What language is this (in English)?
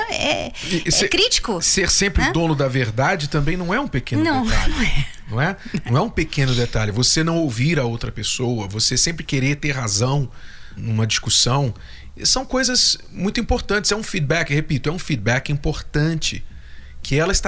Portuguese